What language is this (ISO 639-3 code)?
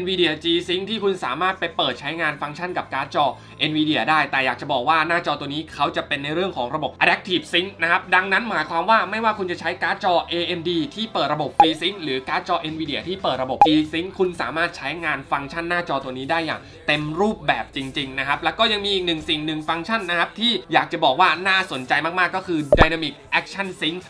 tha